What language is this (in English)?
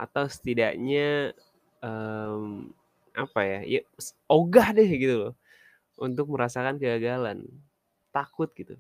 Indonesian